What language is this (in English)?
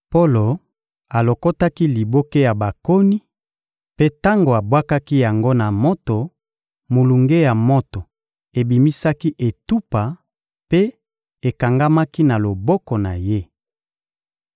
Lingala